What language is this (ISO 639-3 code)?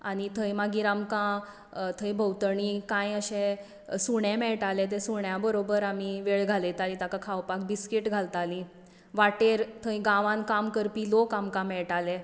kok